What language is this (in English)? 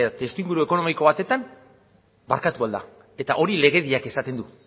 Basque